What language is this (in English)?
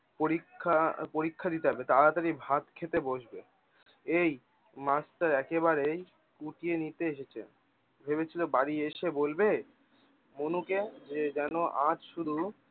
Bangla